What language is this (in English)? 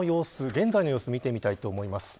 Japanese